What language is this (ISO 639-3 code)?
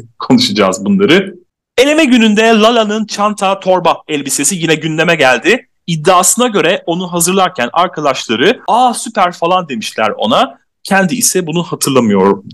tur